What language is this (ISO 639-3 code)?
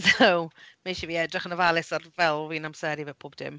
cym